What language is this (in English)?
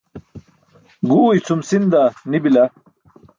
Burushaski